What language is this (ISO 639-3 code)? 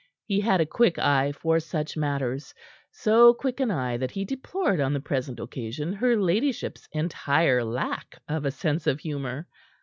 eng